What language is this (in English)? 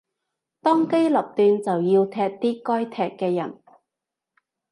Cantonese